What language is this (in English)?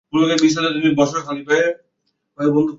Bangla